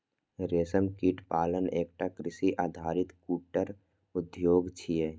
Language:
Maithili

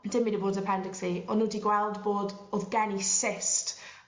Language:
Welsh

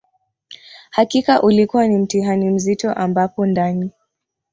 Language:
Swahili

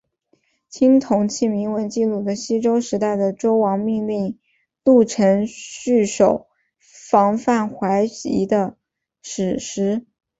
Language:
Chinese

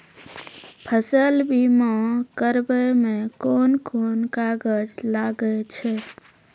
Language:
Maithili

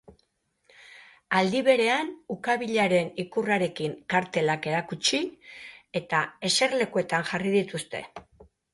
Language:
Basque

